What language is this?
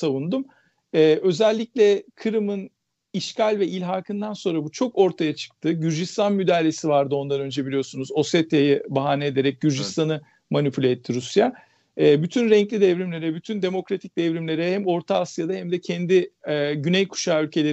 Turkish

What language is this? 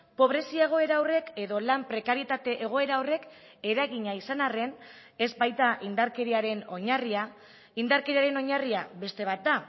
Basque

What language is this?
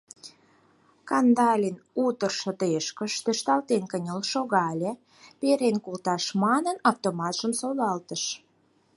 Mari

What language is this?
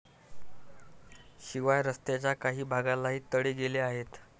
Marathi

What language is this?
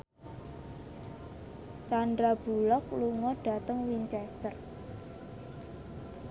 Javanese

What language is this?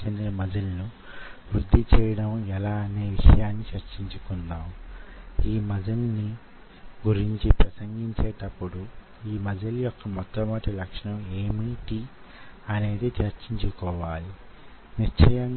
Telugu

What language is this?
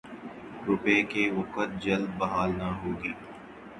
Urdu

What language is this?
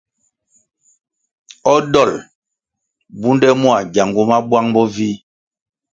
Kwasio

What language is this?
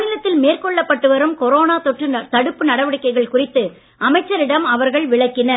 Tamil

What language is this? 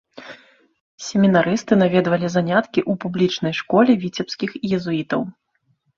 Belarusian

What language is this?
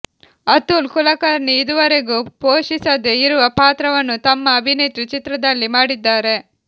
Kannada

